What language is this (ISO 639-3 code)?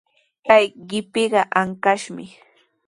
qws